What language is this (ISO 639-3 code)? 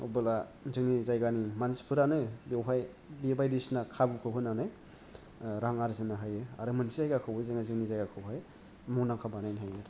brx